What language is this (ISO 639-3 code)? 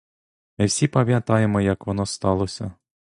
ukr